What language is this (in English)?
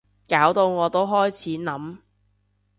Cantonese